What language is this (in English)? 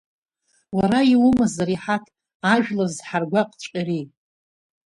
Abkhazian